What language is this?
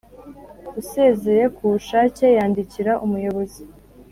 Kinyarwanda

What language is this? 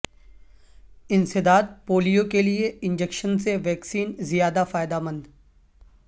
Urdu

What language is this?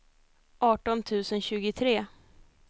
Swedish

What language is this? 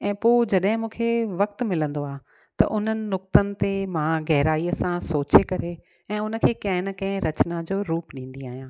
Sindhi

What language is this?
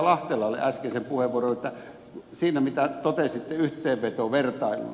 Finnish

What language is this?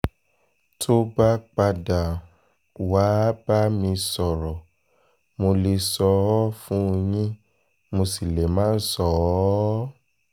Yoruba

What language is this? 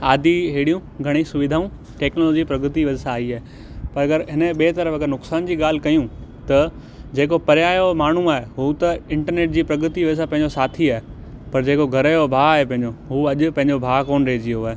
Sindhi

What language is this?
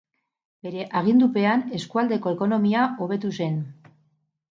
Basque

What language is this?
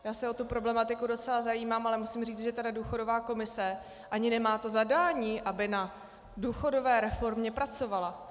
Czech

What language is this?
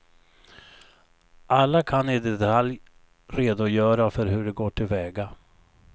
Swedish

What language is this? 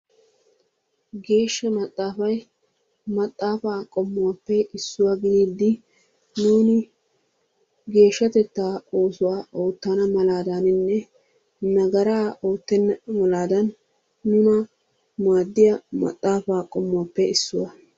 Wolaytta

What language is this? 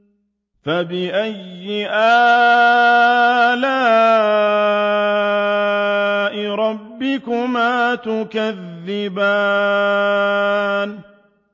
Arabic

